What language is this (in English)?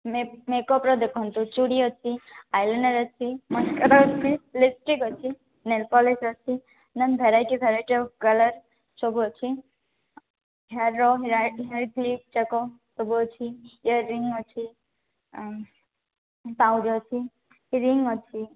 Odia